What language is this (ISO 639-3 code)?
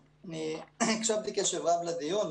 heb